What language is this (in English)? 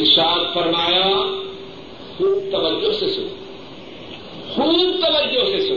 Urdu